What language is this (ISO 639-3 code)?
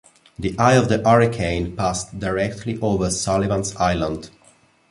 eng